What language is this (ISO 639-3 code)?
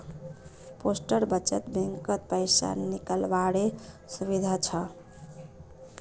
mag